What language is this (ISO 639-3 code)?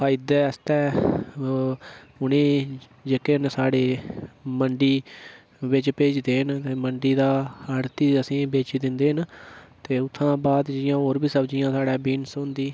doi